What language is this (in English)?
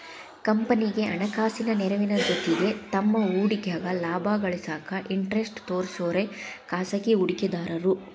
Kannada